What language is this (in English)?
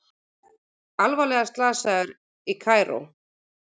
Icelandic